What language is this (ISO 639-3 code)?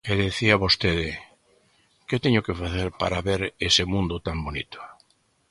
glg